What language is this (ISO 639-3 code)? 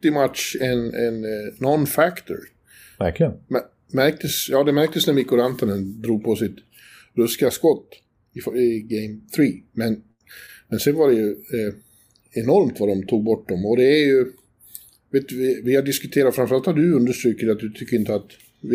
swe